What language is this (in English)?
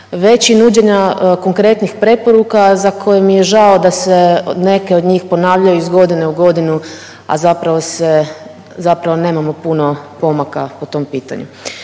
Croatian